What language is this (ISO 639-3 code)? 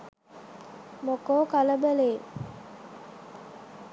sin